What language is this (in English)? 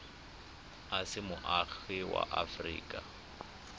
Tswana